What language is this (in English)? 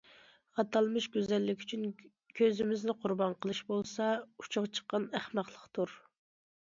Uyghur